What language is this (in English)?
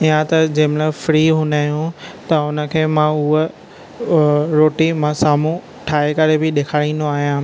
Sindhi